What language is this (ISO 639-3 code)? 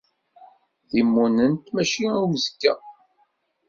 kab